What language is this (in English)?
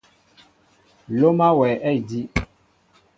Mbo (Cameroon)